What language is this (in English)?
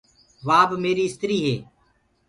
Gurgula